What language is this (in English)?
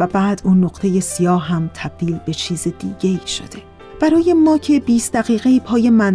Persian